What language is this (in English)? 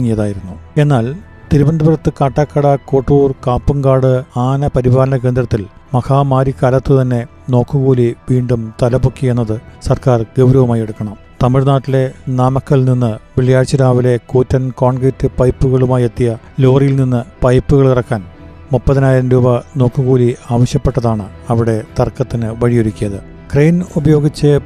Malayalam